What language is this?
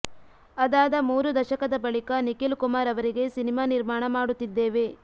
Kannada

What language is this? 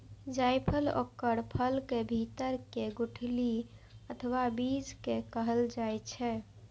Maithili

